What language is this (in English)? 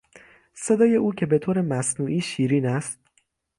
Persian